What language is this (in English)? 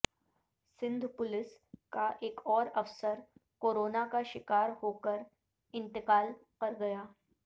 Urdu